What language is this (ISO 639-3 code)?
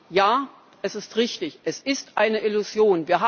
deu